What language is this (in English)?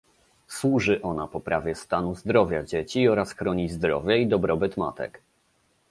Polish